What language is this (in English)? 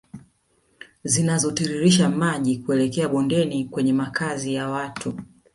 Swahili